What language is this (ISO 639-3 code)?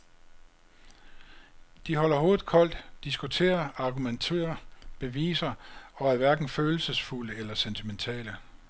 dan